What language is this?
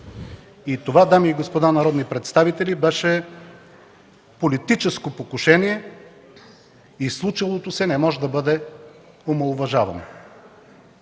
Bulgarian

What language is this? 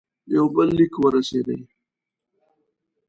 Pashto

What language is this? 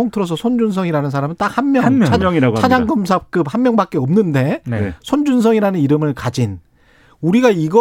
Korean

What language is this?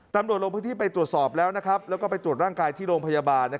Thai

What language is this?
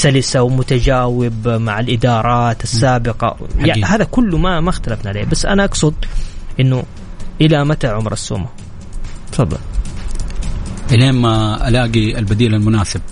Arabic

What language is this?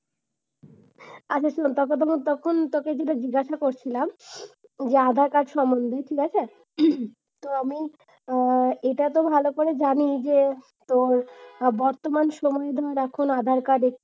Bangla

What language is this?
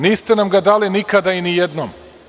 Serbian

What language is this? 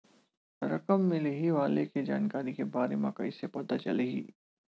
Chhattisgarhi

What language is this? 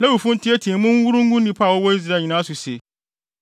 Akan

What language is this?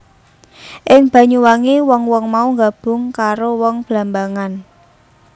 Javanese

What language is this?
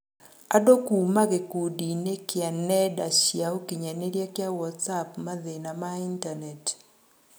Kikuyu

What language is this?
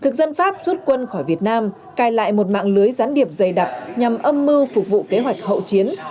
Vietnamese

